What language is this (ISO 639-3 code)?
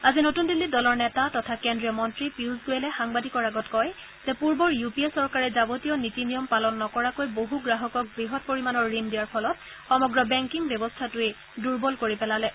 asm